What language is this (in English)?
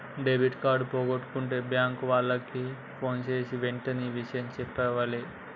Telugu